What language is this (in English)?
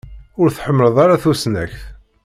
Kabyle